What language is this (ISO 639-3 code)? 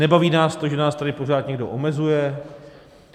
ces